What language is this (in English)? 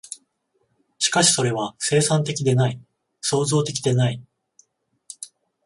Japanese